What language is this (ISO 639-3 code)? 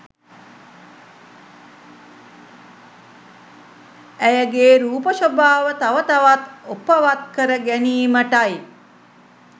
sin